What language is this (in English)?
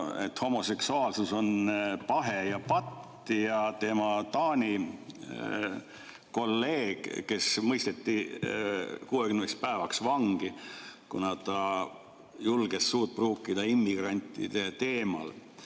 Estonian